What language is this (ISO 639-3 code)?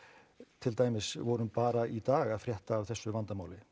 isl